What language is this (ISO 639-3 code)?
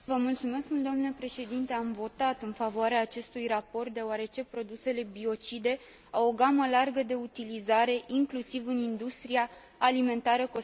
ron